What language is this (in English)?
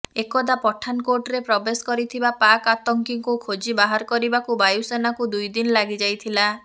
Odia